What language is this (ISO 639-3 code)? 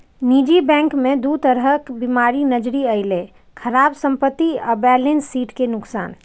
mai